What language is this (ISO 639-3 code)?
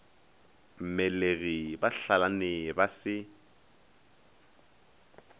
nso